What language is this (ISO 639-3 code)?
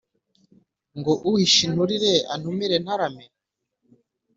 kin